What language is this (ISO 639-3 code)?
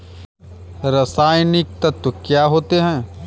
hin